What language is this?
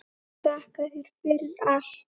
Icelandic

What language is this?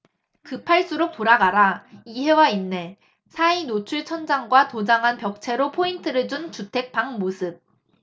Korean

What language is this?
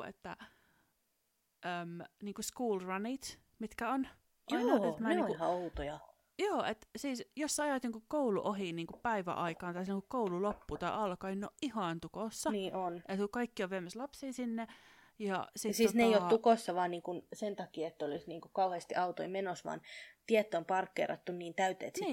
Finnish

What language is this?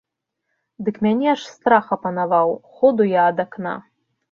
Belarusian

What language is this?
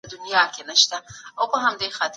Pashto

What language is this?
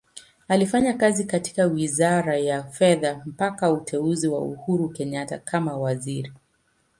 Swahili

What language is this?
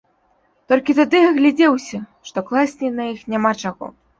Belarusian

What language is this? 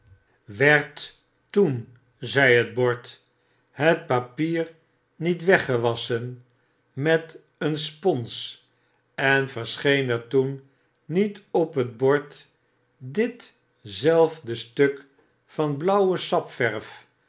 Dutch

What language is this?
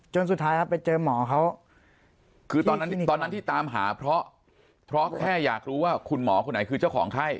Thai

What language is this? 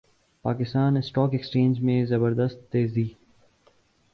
Urdu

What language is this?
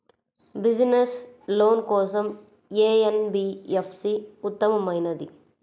Telugu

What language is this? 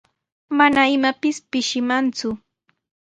Sihuas Ancash Quechua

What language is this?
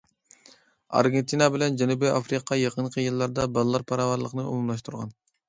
Uyghur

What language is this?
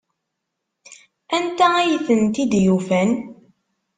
Kabyle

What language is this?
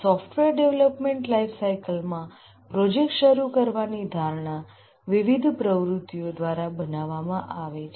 Gujarati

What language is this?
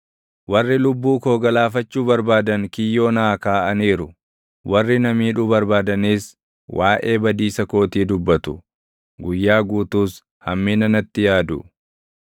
Oromo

